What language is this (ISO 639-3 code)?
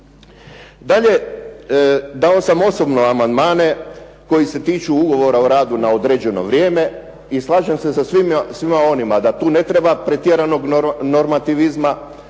hrv